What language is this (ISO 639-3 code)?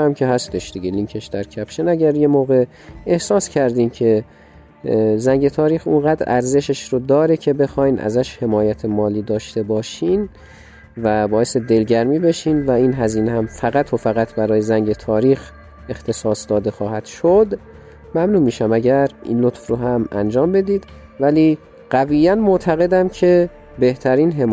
fas